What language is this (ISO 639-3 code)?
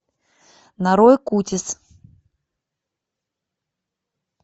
rus